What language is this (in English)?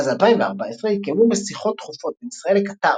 Hebrew